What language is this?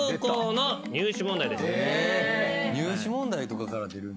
Japanese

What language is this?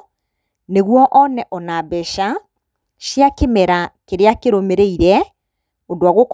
Kikuyu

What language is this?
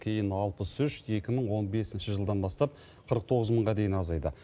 Kazakh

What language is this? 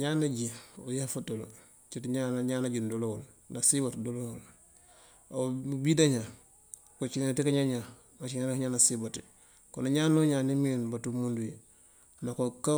Mandjak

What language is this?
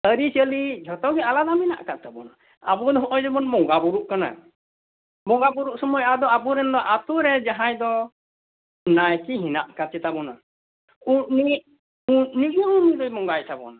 Santali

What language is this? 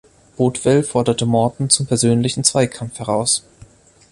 German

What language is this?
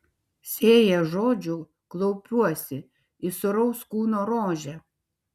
Lithuanian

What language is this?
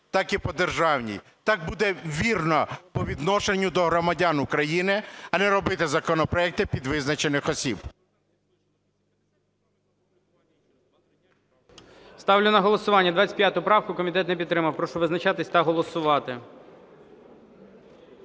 Ukrainian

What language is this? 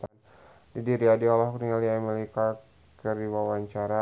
Sundanese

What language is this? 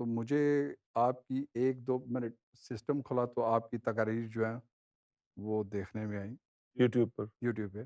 Urdu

